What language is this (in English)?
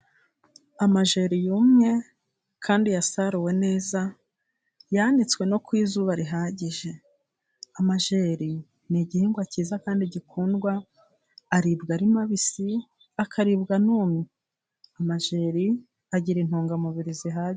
Kinyarwanda